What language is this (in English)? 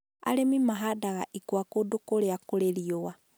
Kikuyu